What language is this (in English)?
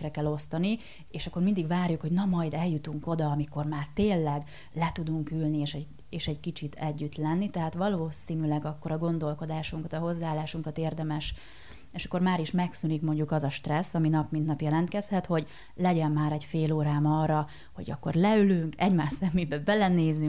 Hungarian